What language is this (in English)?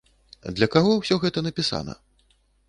Belarusian